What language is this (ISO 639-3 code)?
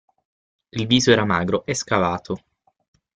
ita